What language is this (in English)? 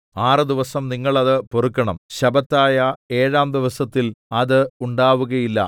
Malayalam